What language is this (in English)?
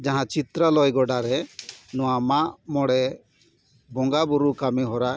Santali